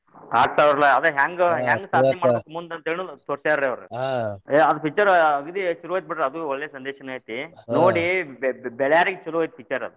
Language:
Kannada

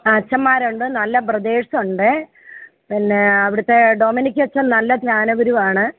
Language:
Malayalam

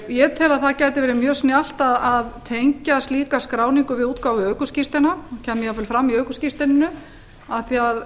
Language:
Icelandic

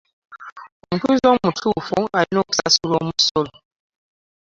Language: Ganda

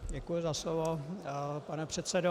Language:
Czech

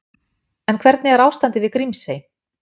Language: Icelandic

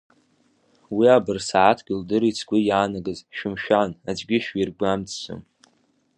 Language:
Abkhazian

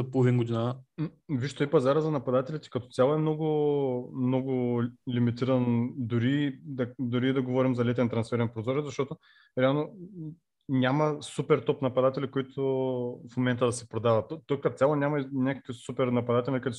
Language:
Bulgarian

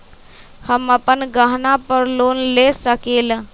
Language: Magahi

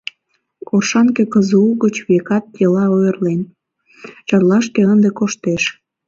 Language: Mari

